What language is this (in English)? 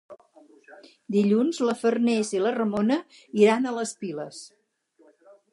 Catalan